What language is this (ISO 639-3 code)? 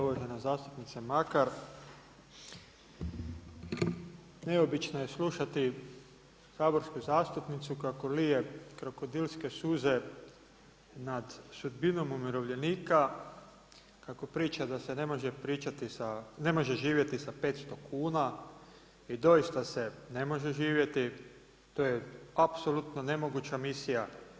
hrv